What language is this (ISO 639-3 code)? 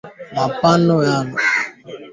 swa